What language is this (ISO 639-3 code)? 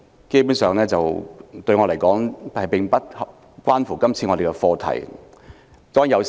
yue